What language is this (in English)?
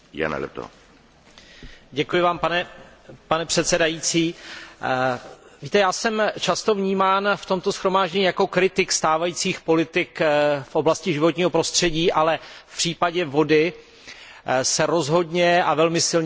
Czech